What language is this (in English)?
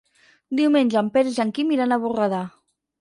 Catalan